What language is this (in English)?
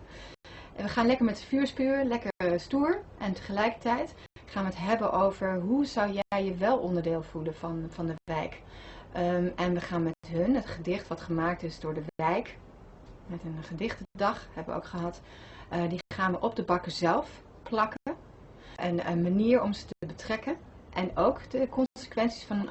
Dutch